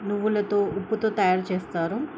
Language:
Telugu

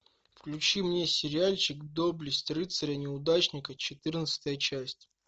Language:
Russian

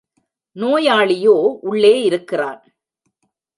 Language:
Tamil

